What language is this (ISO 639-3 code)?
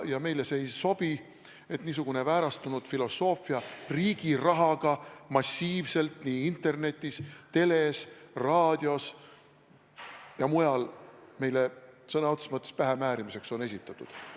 est